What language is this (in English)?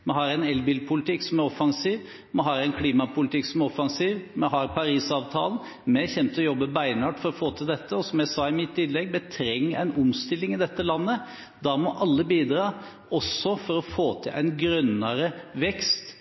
Norwegian Bokmål